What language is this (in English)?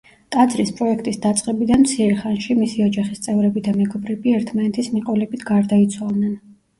Georgian